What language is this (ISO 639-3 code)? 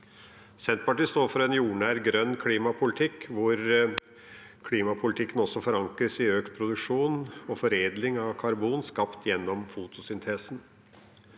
nor